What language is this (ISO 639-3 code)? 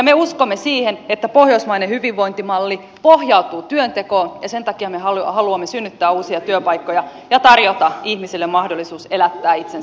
fin